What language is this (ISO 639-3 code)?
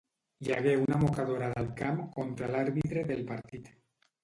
cat